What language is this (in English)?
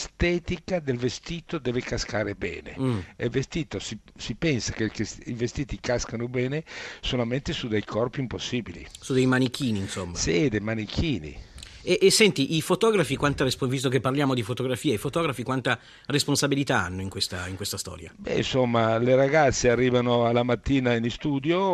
Italian